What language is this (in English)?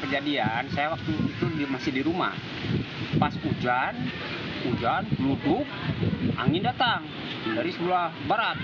Indonesian